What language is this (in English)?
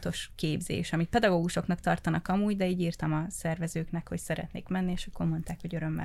Hungarian